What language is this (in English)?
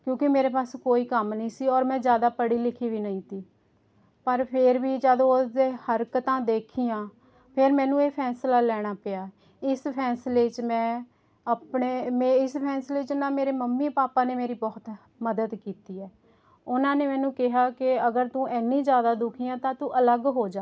Punjabi